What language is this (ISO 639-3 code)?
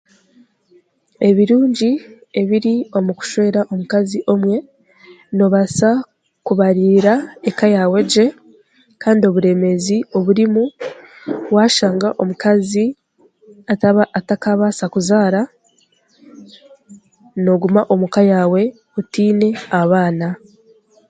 cgg